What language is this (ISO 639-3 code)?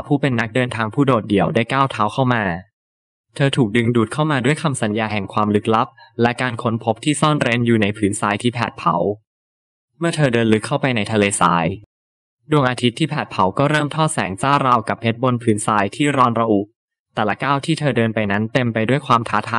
tha